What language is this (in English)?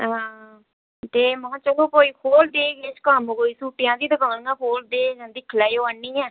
Dogri